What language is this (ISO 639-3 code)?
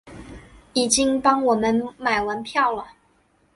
zho